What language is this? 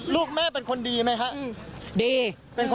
Thai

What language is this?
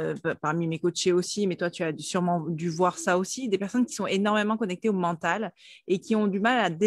French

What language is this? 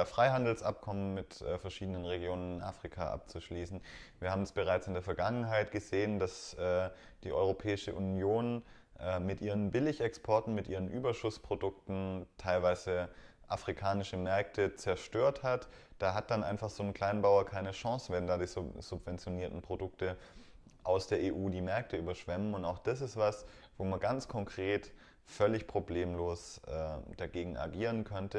German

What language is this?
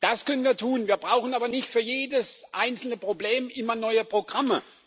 German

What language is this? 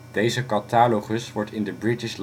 Dutch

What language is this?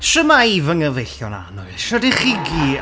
Welsh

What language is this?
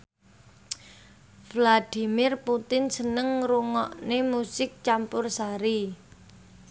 Javanese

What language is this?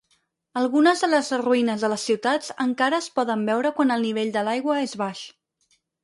Catalan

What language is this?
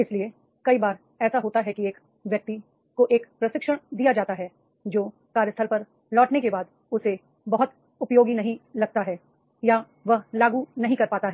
Hindi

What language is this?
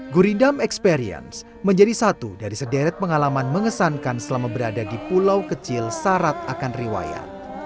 Indonesian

